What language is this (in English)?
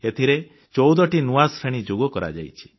Odia